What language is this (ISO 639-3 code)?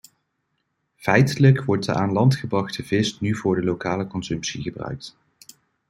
nld